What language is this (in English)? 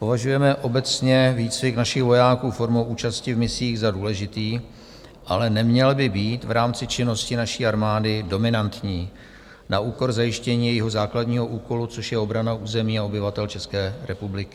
Czech